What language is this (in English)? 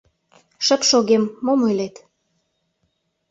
Mari